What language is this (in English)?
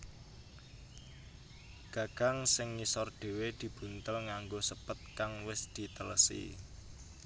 Javanese